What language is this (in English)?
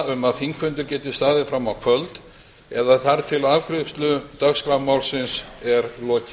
Icelandic